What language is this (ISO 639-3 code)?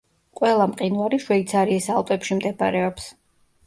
kat